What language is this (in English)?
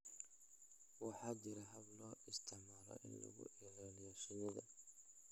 Somali